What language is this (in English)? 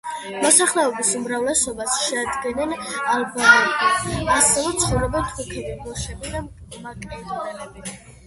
Georgian